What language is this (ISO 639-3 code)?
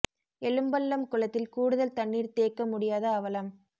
tam